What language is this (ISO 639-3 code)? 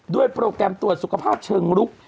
tha